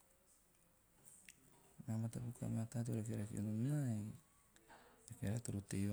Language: Teop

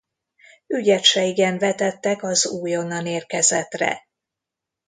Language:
Hungarian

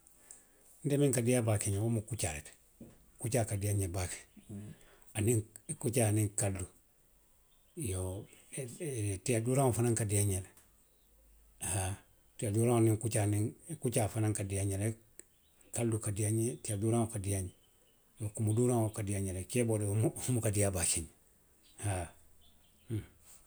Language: Western Maninkakan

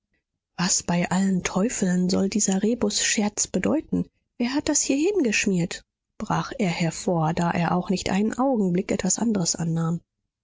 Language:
German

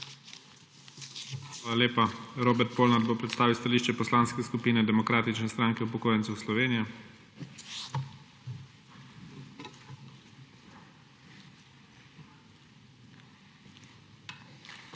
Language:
Slovenian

